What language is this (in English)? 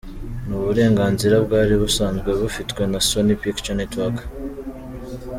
Kinyarwanda